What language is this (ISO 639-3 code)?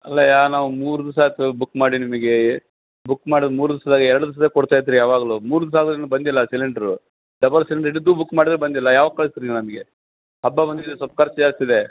kan